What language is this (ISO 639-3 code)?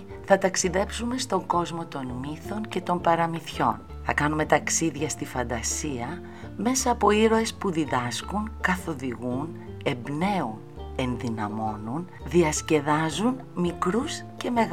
ell